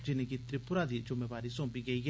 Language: Dogri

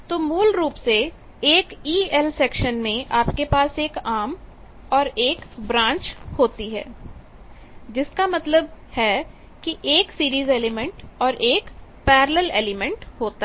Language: Hindi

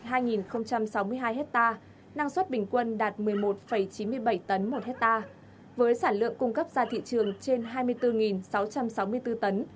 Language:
Vietnamese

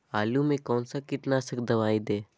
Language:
Magahi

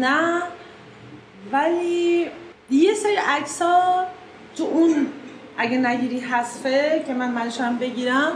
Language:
Persian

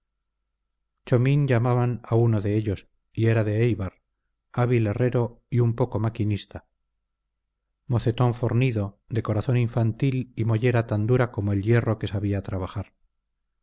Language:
Spanish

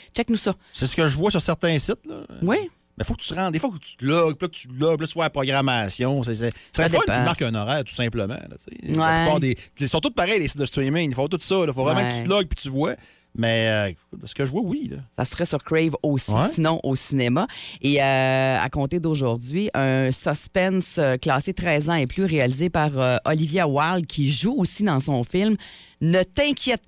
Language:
French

